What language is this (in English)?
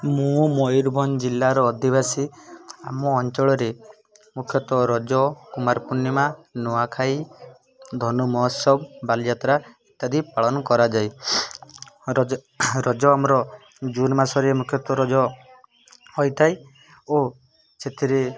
Odia